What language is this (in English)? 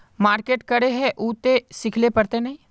Magahi